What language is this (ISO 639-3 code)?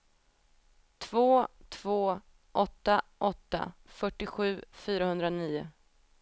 swe